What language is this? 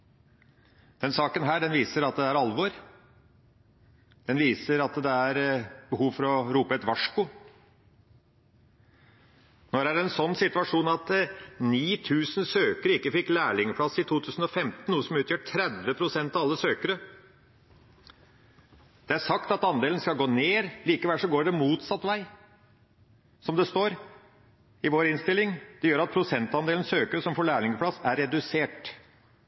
Norwegian Bokmål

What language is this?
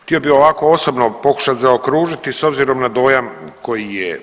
Croatian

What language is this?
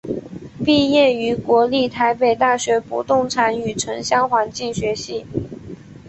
Chinese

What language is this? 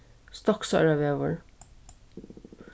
Faroese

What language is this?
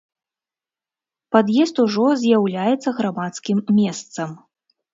Belarusian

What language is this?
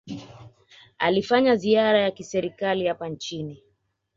Swahili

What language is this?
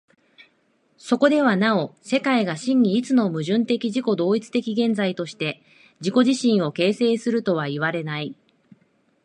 Japanese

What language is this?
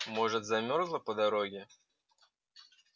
Russian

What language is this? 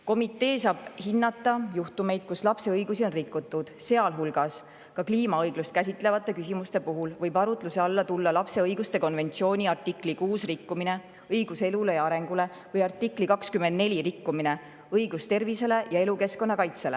Estonian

